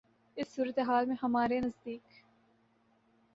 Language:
Urdu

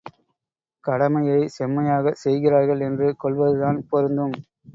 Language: Tamil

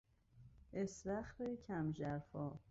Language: Persian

